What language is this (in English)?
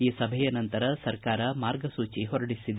Kannada